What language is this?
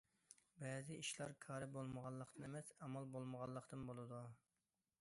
Uyghur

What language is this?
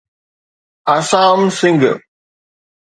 Sindhi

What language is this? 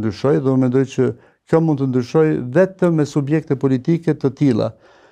Romanian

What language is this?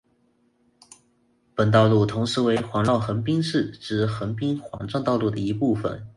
Chinese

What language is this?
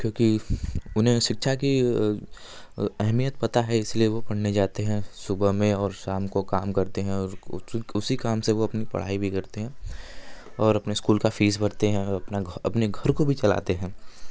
Hindi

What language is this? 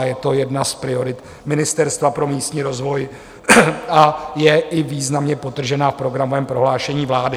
Czech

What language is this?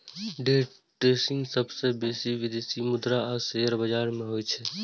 Maithili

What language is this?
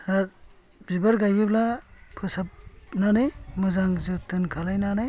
Bodo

